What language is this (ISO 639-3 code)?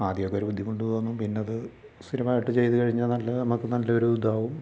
mal